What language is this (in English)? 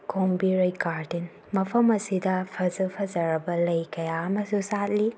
Manipuri